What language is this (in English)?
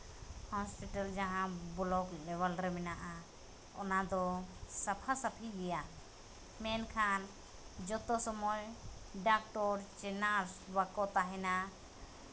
Santali